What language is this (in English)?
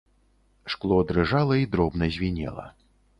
Belarusian